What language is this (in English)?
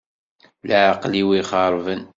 Kabyle